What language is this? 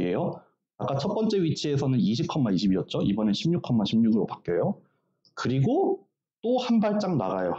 Korean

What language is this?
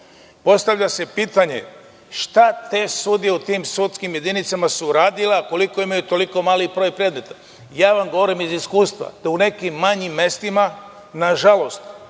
Serbian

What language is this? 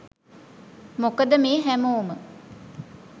Sinhala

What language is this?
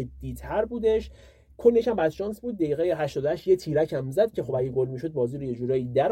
Persian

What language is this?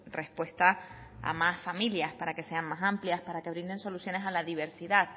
Spanish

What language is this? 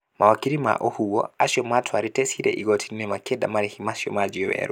Kikuyu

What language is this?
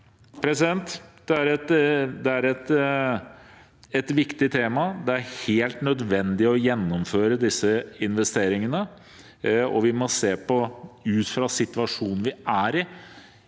Norwegian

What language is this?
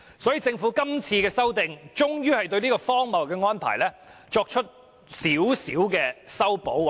Cantonese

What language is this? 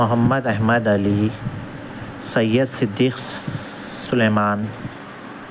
Urdu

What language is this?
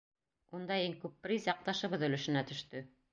Bashkir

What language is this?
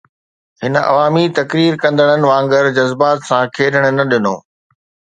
Sindhi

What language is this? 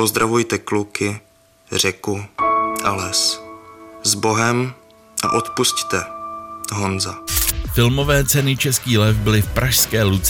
Czech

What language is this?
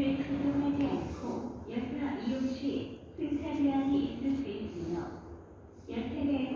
Korean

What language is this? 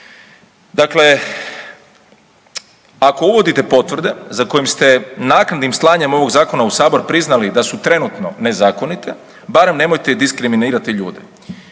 Croatian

